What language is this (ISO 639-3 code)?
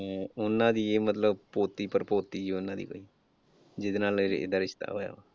pan